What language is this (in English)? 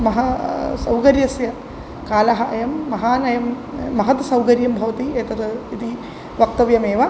Sanskrit